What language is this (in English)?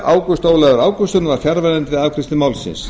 Icelandic